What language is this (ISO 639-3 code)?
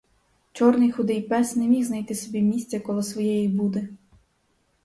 ukr